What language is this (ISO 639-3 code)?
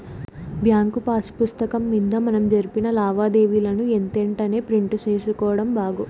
tel